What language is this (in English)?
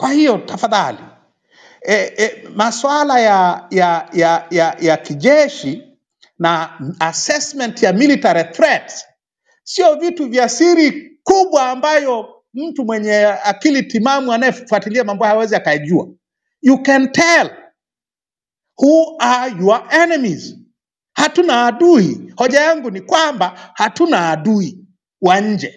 Swahili